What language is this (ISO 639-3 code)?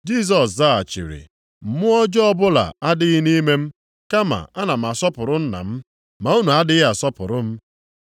ibo